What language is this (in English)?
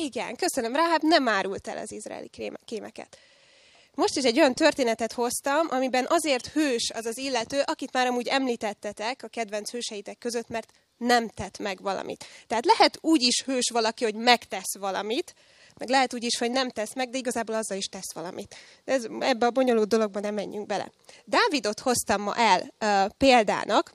Hungarian